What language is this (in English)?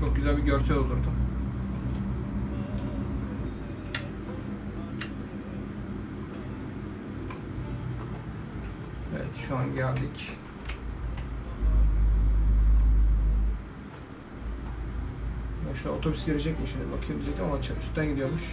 Turkish